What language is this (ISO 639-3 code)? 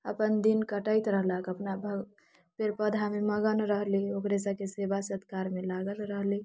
mai